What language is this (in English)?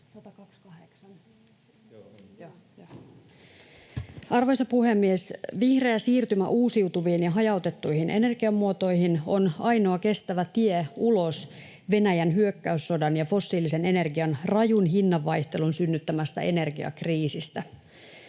Finnish